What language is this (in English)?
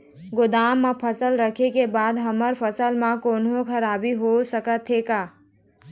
Chhattisgarhi